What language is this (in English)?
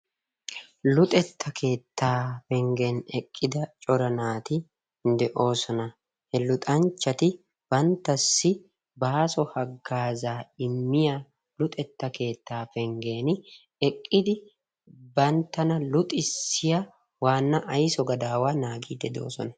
Wolaytta